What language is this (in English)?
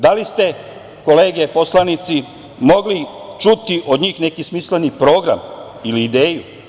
Serbian